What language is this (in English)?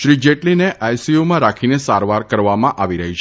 Gujarati